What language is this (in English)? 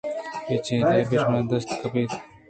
Eastern Balochi